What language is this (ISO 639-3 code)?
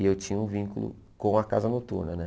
por